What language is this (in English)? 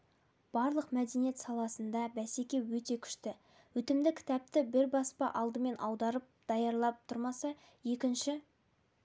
Kazakh